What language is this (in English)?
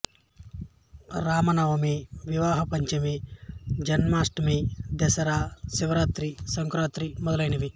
Telugu